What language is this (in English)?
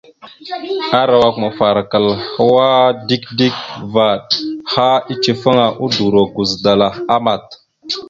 Mada (Cameroon)